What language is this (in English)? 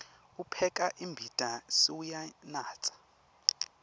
Swati